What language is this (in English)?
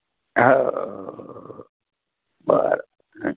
Marathi